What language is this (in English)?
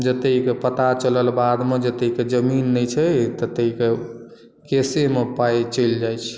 Maithili